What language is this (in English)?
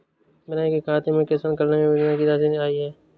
Hindi